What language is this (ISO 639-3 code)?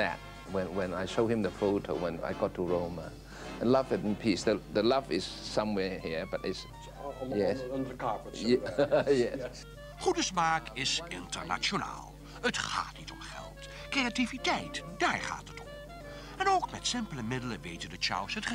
nld